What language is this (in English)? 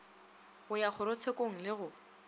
Northern Sotho